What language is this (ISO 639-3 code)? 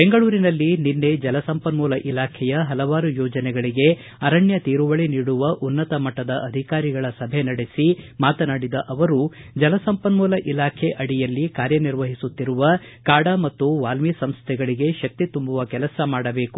kan